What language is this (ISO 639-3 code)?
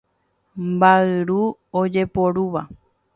grn